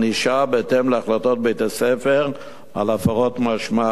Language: Hebrew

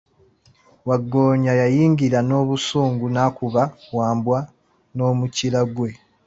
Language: Ganda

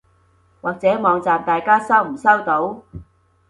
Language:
Cantonese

